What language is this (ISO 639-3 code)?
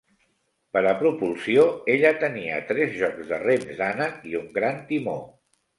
cat